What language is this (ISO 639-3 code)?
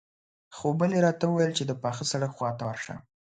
pus